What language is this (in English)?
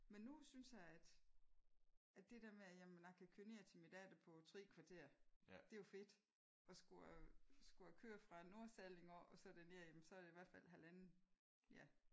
Danish